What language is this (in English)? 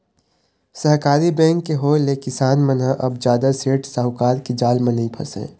Chhattisgarhi